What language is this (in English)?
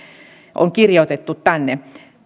Finnish